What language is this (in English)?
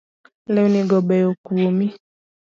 Luo (Kenya and Tanzania)